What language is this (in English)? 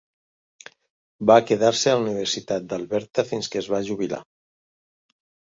Catalan